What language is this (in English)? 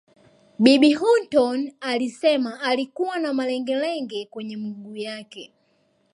Swahili